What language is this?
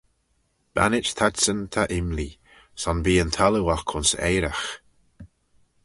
Manx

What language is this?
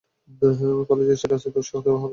Bangla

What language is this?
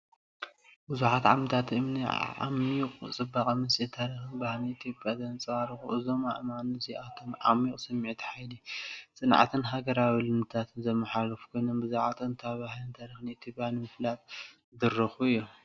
Tigrinya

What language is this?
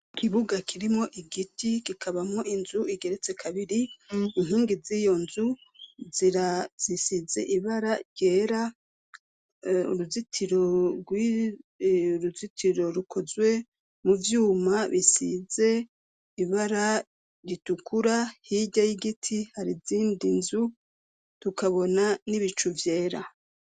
Rundi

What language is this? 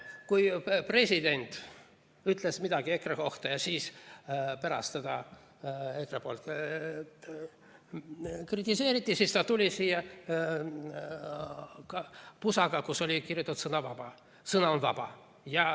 Estonian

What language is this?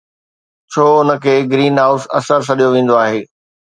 Sindhi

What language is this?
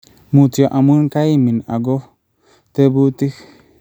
Kalenjin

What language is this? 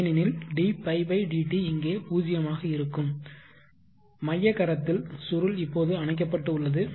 Tamil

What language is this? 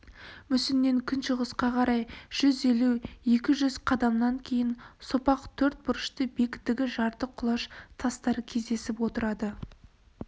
Kazakh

